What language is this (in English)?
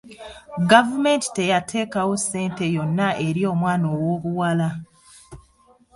Ganda